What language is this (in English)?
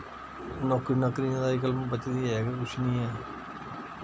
Dogri